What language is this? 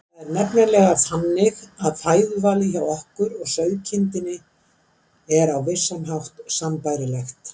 Icelandic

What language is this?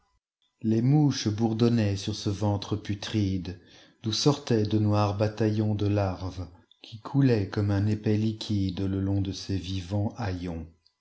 French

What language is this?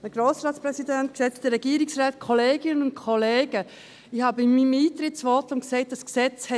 Swiss German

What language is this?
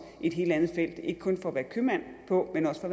Danish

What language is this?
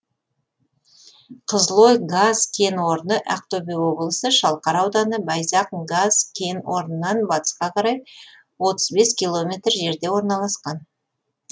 Kazakh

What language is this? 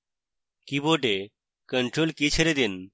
Bangla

